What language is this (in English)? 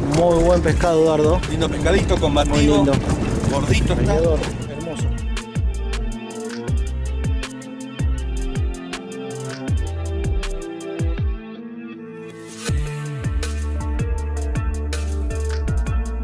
Spanish